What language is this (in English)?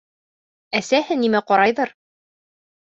Bashkir